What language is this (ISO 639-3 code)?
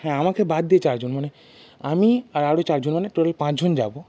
ben